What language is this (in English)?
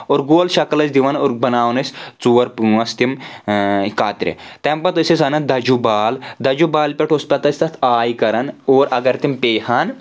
Kashmiri